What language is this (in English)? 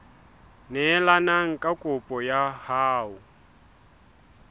Southern Sotho